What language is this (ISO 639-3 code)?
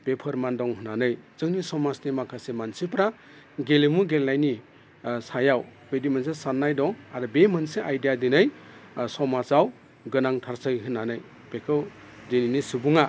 brx